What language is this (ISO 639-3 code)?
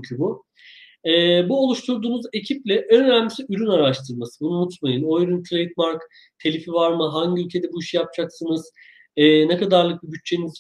tur